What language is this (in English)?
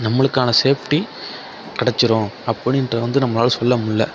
Tamil